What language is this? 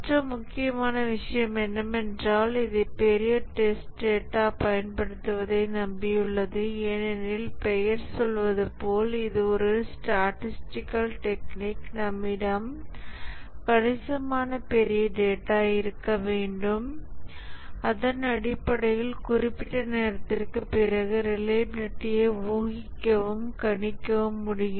Tamil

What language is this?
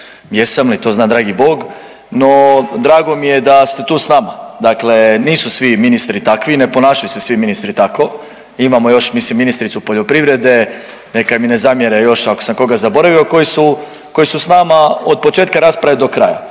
Croatian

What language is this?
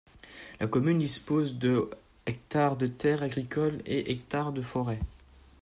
French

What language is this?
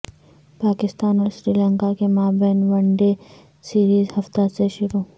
Urdu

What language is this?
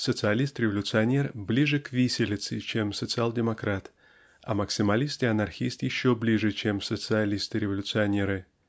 Russian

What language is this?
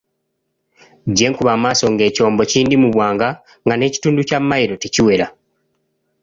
Ganda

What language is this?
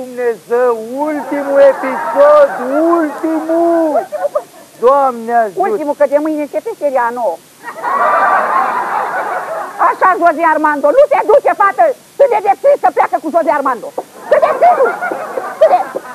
Romanian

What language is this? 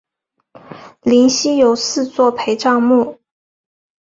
Chinese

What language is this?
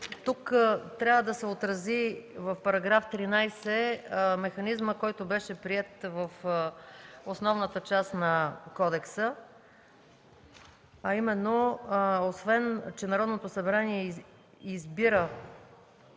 Bulgarian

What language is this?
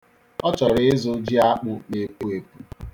Igbo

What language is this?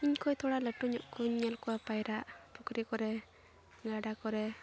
Santali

